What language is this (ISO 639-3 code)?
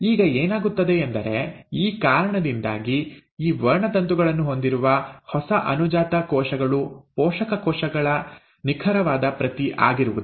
kan